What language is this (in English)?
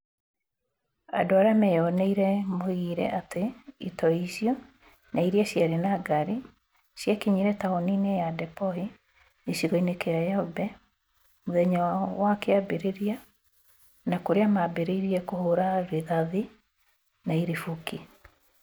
Kikuyu